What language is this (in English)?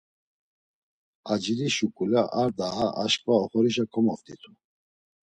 Laz